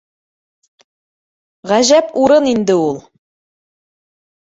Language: Bashkir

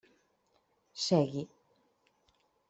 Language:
Catalan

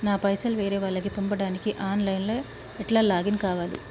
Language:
Telugu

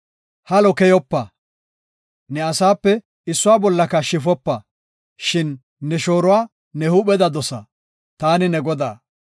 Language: Gofa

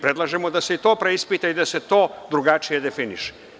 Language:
Serbian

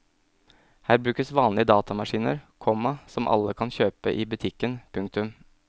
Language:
Norwegian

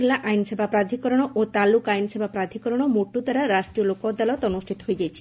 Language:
Odia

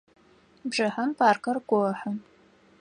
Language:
Adyghe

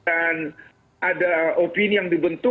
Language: Indonesian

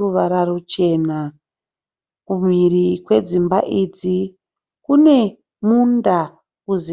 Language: Shona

